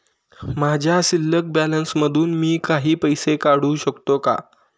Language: Marathi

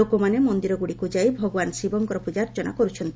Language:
Odia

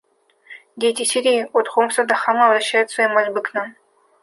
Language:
Russian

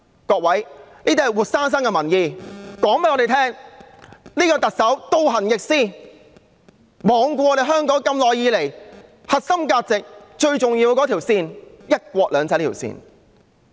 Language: Cantonese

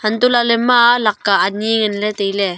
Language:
Wancho Naga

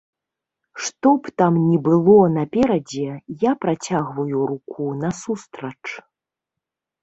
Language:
Belarusian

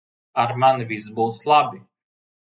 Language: Latvian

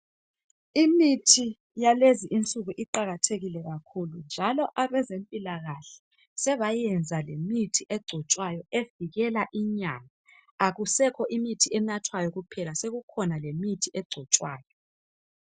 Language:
North Ndebele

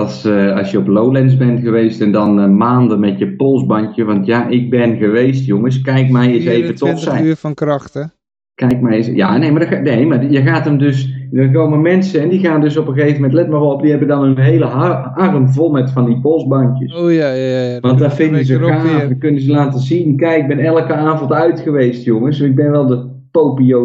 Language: Dutch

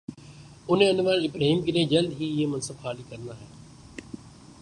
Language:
Urdu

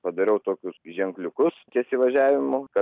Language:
Lithuanian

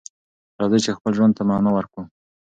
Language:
Pashto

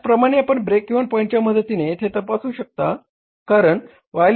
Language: Marathi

